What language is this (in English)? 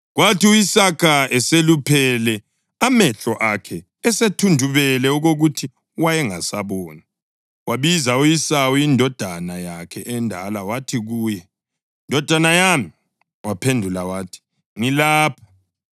North Ndebele